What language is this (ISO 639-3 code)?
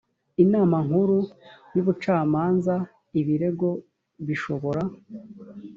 kin